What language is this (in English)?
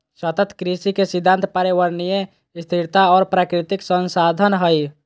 Magahi